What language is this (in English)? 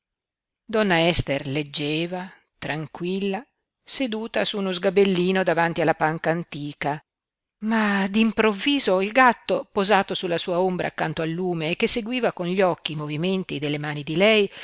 Italian